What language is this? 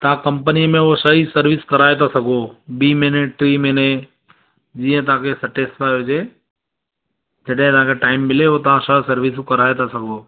Sindhi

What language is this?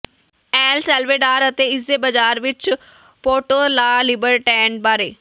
Punjabi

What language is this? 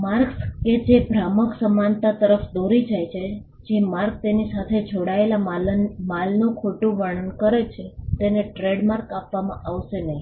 Gujarati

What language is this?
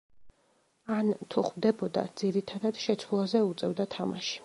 Georgian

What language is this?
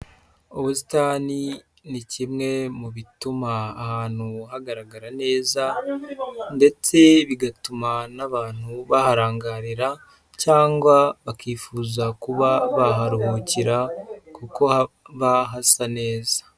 Kinyarwanda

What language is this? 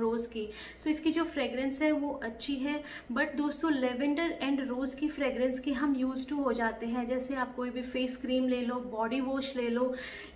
Hindi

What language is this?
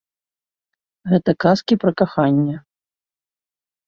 Belarusian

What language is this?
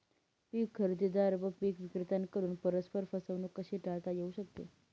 Marathi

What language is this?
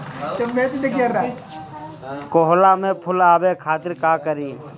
Bhojpuri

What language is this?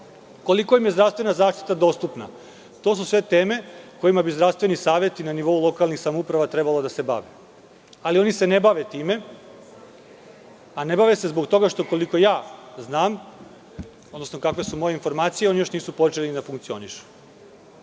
Serbian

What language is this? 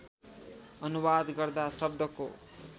Nepali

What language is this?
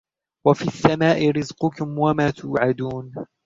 Arabic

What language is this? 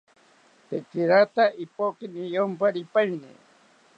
South Ucayali Ashéninka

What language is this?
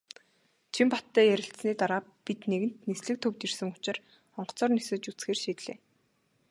Mongolian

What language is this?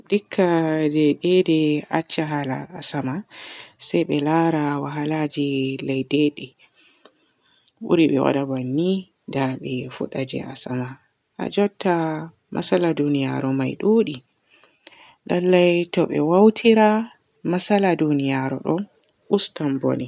Borgu Fulfulde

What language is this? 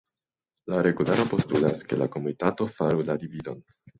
Esperanto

